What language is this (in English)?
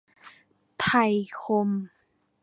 Thai